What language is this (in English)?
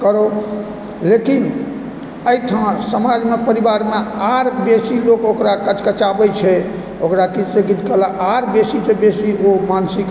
Maithili